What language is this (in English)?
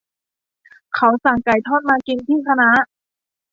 Thai